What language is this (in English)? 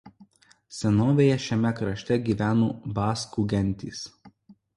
Lithuanian